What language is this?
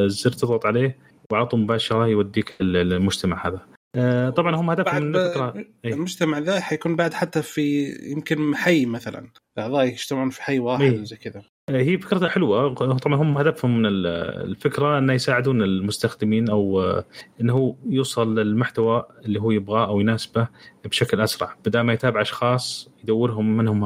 Arabic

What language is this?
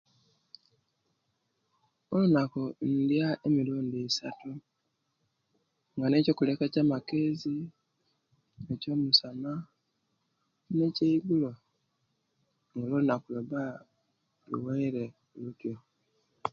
Kenyi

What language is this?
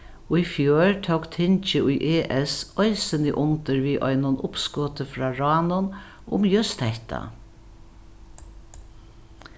Faroese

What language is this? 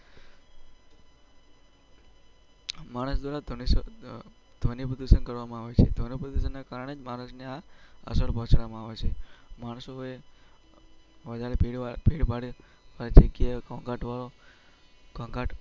Gujarati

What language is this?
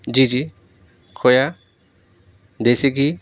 Urdu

